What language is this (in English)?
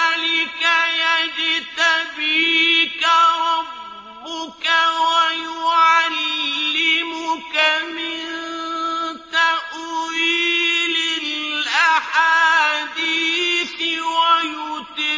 Arabic